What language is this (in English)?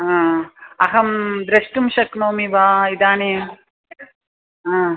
Sanskrit